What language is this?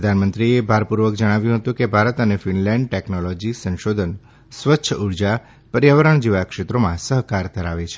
Gujarati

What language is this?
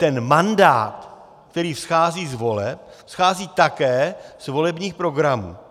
Czech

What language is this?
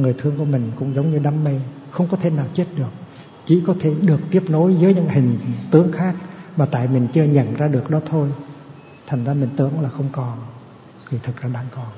Vietnamese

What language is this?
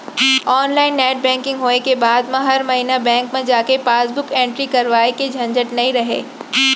Chhattisgarhi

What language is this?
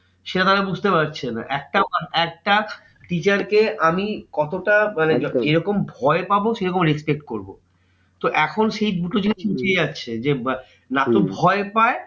Bangla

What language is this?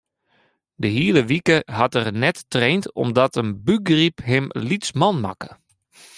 Western Frisian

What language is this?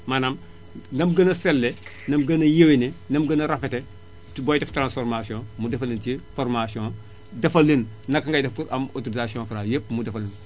Wolof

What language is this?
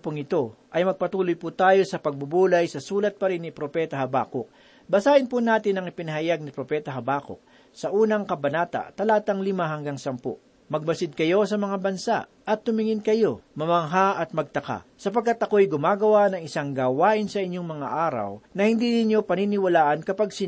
Filipino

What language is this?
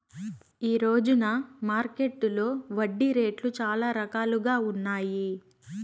Telugu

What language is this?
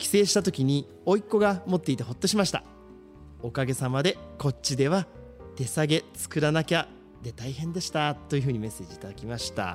Japanese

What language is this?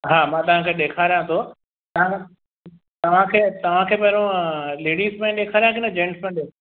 Sindhi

